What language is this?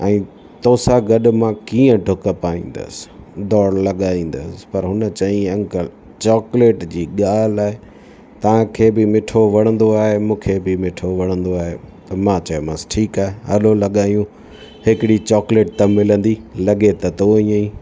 Sindhi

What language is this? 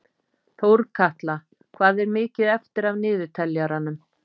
Icelandic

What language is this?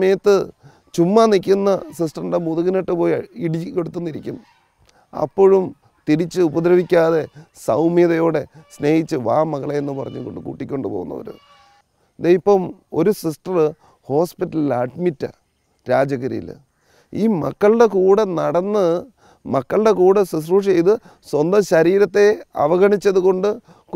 Malayalam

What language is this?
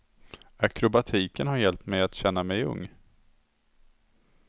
Swedish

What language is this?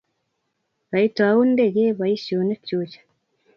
Kalenjin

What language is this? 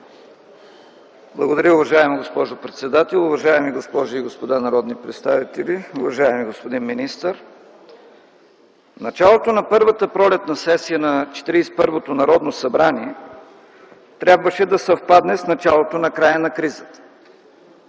Bulgarian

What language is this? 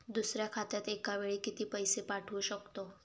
Marathi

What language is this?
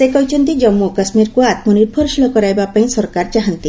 Odia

